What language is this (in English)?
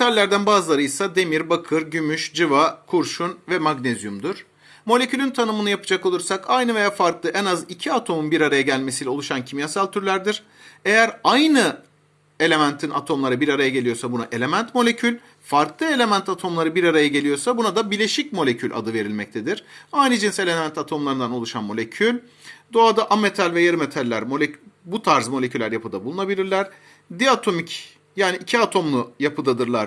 Turkish